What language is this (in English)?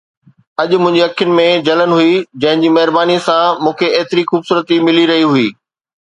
Sindhi